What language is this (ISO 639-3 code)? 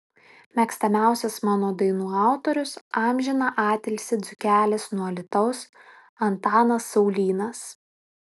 lit